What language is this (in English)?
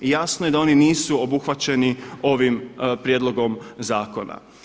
Croatian